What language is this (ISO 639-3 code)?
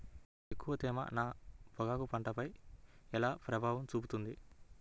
tel